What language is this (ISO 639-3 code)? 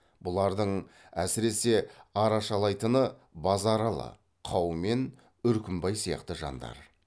kaz